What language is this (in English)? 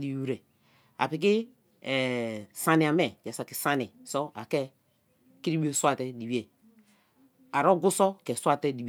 Kalabari